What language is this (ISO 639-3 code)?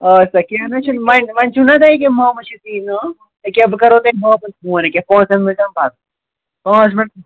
kas